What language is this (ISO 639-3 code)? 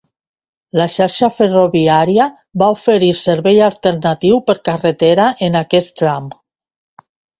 cat